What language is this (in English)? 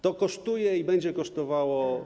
Polish